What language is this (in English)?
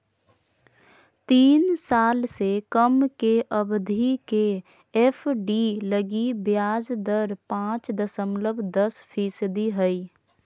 Magahi